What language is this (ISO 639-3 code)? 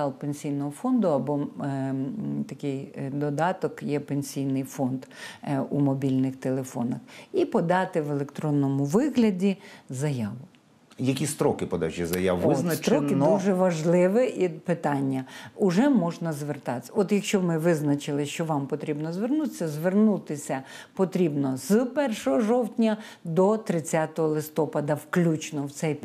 ukr